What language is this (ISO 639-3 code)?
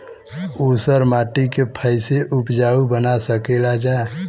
bho